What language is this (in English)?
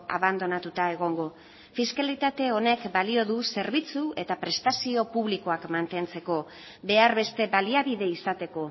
Basque